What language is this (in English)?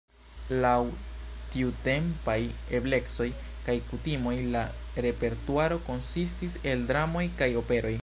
Esperanto